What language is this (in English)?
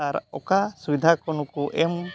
Santali